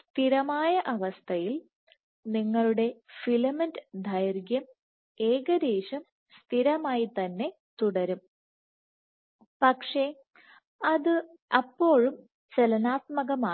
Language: Malayalam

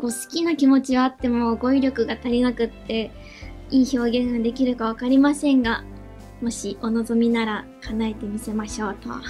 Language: Japanese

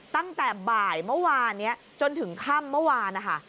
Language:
Thai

